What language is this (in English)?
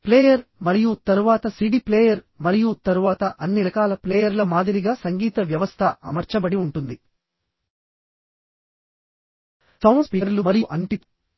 Telugu